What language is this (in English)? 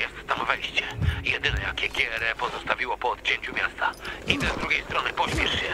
Polish